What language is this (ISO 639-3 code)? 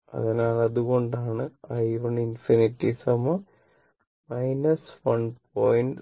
mal